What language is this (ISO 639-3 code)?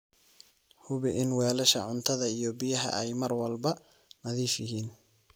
som